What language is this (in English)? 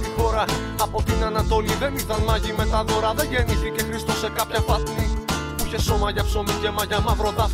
Greek